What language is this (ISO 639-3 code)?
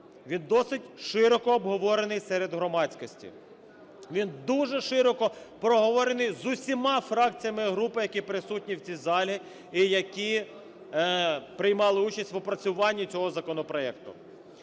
ukr